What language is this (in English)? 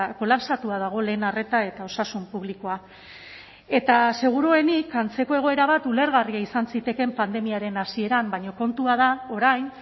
Basque